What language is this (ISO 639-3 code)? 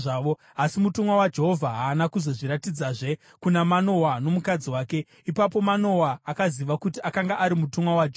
sna